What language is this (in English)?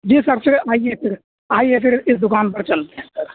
Urdu